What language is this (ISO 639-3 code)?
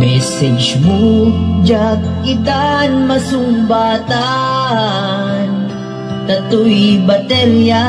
vie